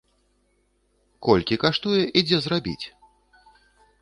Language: Belarusian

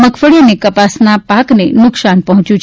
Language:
Gujarati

